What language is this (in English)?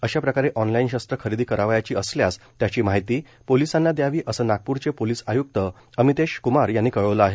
Marathi